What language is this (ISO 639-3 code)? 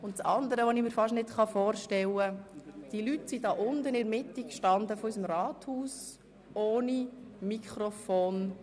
gsw